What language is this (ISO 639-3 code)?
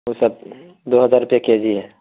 urd